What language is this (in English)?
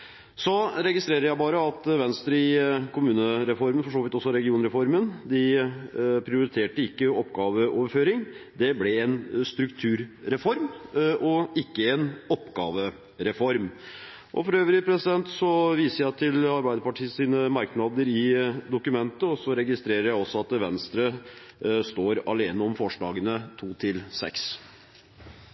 Norwegian